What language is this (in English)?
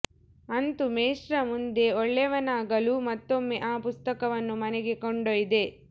Kannada